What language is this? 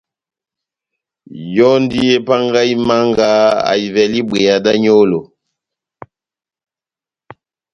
Batanga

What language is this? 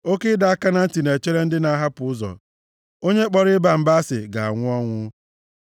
Igbo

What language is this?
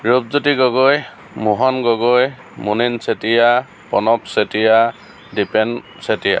Assamese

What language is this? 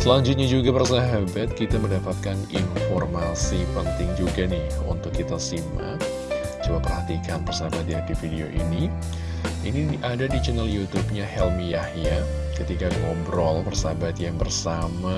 Indonesian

